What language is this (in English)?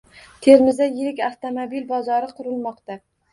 Uzbek